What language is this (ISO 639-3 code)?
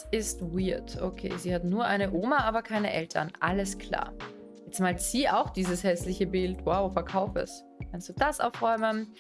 deu